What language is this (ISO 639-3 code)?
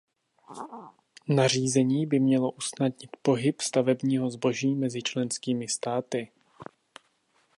ces